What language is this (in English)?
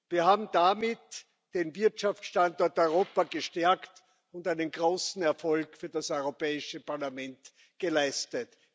German